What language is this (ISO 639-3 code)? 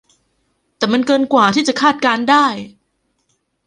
tha